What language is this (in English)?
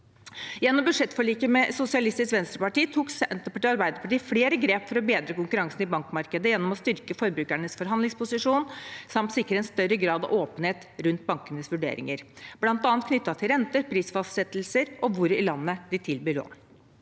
Norwegian